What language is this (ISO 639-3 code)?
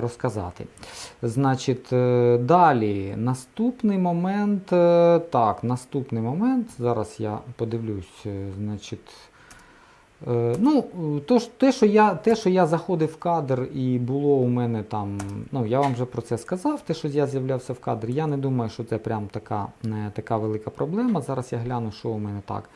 ukr